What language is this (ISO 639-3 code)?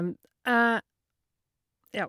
nor